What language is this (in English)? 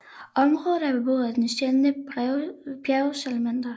Danish